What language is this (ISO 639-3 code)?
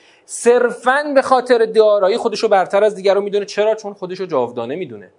fas